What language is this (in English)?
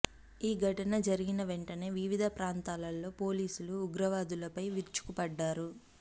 Telugu